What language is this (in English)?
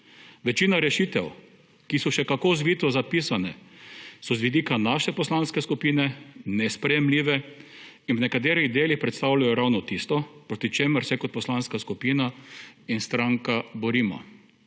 Slovenian